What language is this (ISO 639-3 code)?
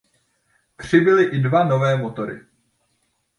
ces